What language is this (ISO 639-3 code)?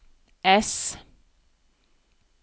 nor